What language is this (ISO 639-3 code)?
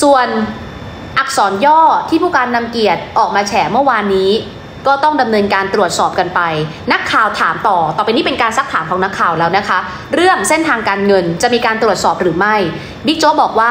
tha